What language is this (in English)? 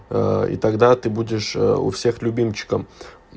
Russian